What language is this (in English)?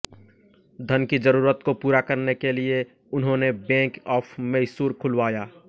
Hindi